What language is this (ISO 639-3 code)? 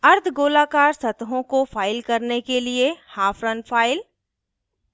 hin